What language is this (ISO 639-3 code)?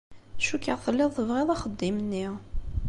kab